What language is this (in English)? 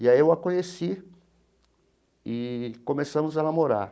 Portuguese